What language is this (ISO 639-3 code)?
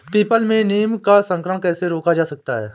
hin